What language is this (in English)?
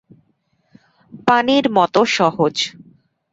Bangla